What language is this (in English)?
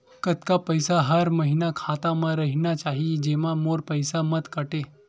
Chhattisgarhi